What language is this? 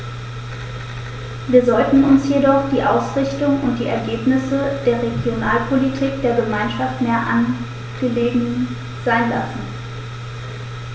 German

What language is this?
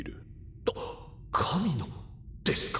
Japanese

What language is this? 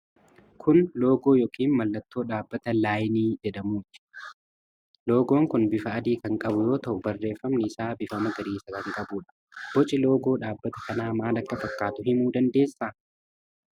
Oromo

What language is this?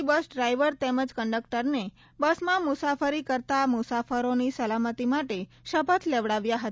Gujarati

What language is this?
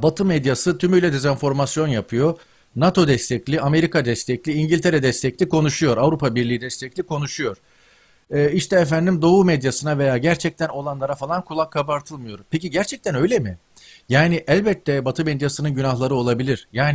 Turkish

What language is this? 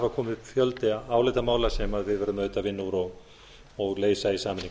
Icelandic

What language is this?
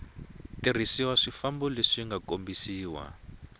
Tsonga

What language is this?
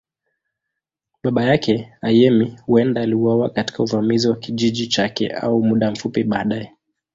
Swahili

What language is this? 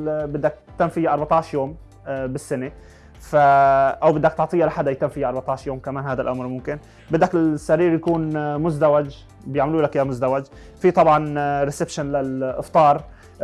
Arabic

